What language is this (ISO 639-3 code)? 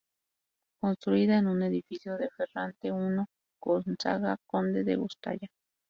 spa